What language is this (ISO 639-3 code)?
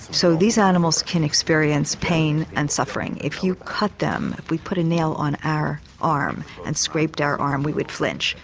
eng